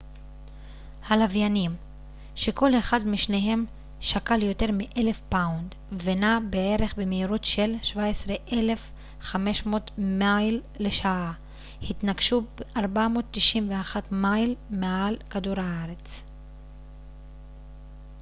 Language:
Hebrew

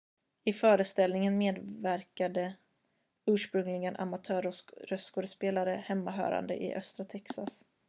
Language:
Swedish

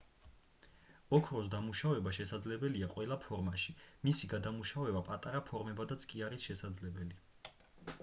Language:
Georgian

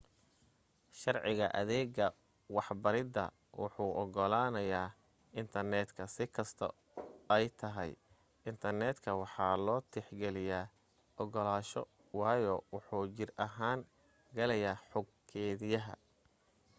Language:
Somali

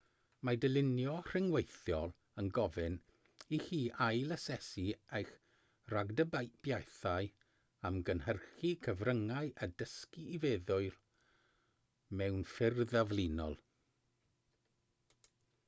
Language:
Welsh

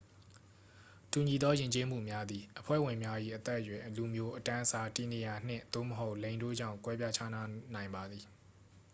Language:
Burmese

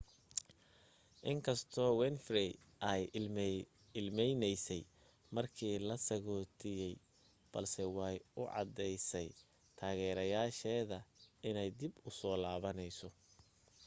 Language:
Somali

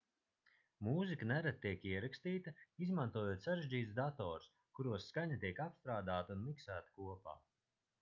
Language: Latvian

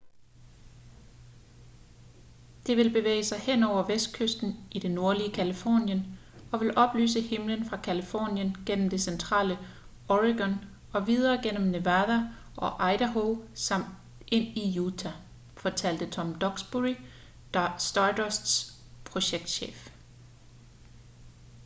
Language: Danish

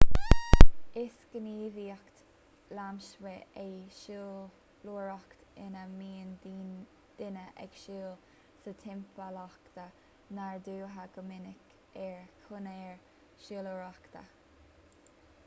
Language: Irish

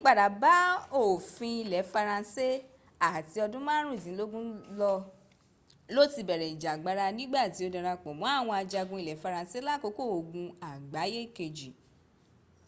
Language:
Yoruba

